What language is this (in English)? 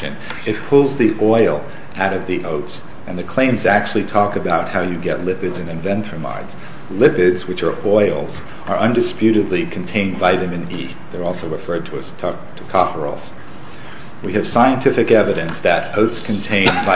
English